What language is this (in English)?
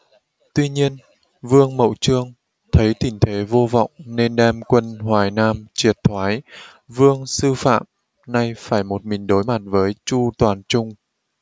Vietnamese